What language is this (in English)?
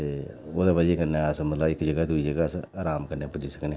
Dogri